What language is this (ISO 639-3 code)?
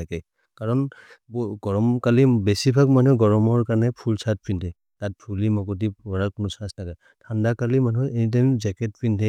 mrr